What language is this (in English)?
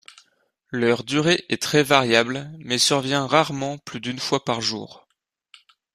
French